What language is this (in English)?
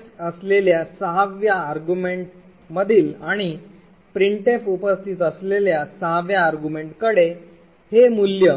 Marathi